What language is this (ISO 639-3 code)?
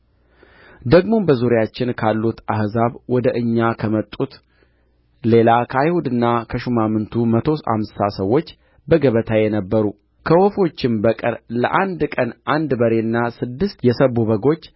amh